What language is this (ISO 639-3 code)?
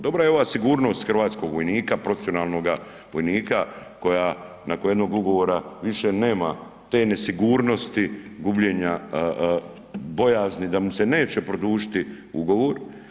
hrv